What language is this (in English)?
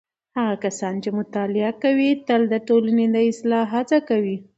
Pashto